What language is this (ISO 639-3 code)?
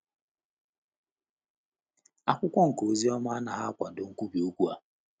ibo